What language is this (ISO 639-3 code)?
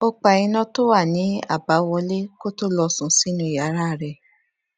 yor